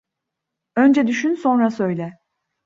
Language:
Turkish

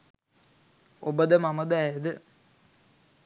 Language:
Sinhala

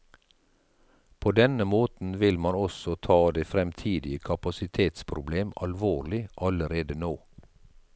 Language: Norwegian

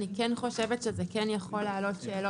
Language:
Hebrew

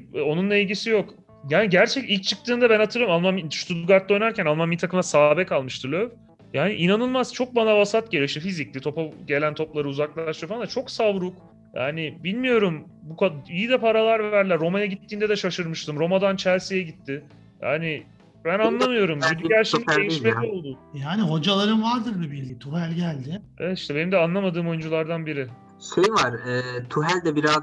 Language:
Turkish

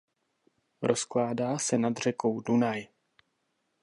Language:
Czech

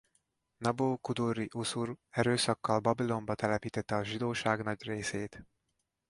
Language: Hungarian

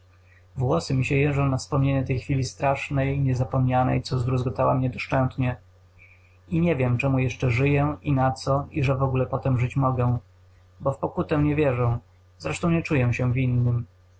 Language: Polish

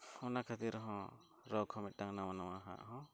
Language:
Santali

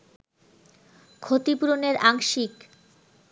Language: Bangla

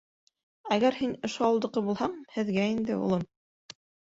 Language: Bashkir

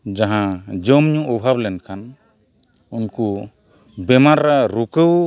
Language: Santali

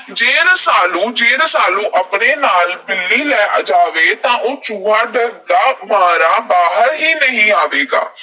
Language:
Punjabi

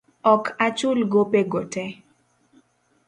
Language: Luo (Kenya and Tanzania)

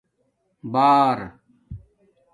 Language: Domaaki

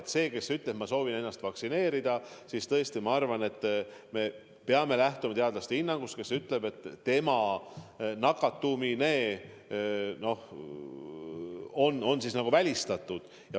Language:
Estonian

